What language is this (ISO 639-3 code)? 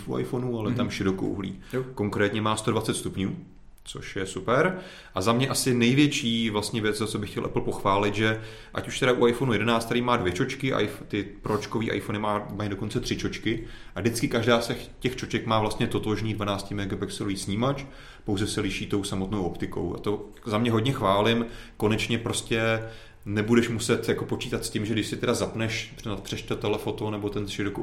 ces